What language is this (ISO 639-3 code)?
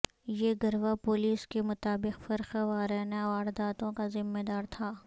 urd